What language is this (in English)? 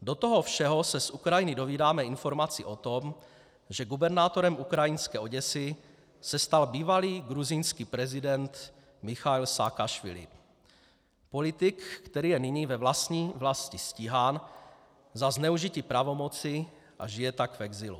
Czech